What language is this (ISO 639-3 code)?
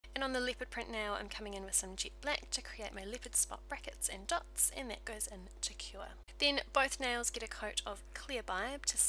eng